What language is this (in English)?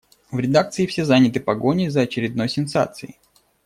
Russian